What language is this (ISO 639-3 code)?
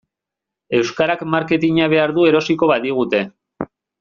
eus